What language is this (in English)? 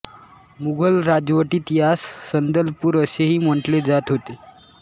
Marathi